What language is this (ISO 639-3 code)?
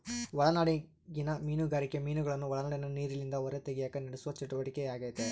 kan